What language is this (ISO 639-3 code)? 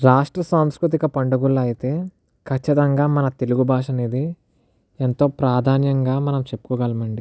tel